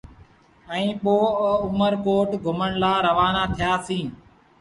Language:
Sindhi Bhil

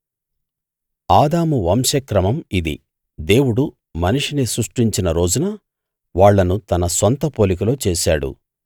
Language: Telugu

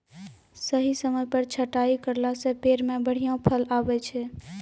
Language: Maithili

